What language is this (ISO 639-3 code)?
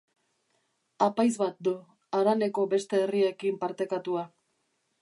eus